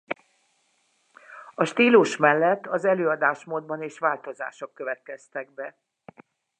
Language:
Hungarian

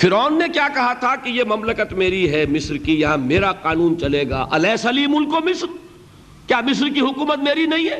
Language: Urdu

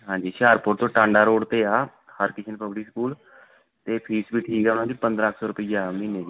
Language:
Punjabi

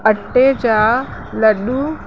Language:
Sindhi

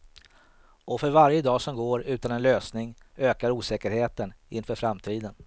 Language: Swedish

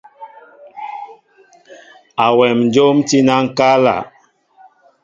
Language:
Mbo (Cameroon)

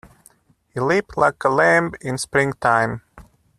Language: English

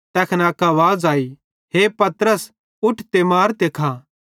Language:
Bhadrawahi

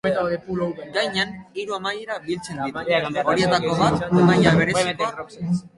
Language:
Basque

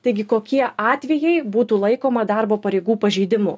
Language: Lithuanian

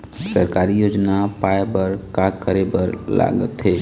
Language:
Chhattisgarhi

